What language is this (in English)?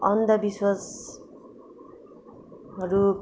Nepali